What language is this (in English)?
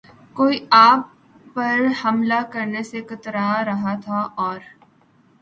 Urdu